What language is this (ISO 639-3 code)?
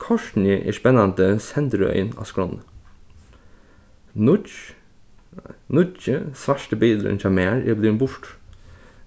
fao